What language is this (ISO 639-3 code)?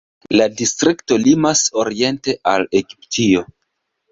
epo